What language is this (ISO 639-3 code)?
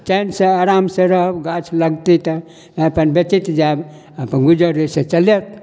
mai